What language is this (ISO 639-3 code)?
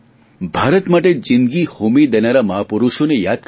guj